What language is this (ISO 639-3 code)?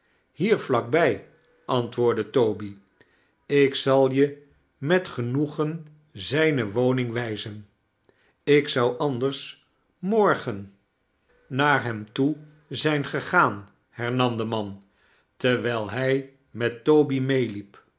nld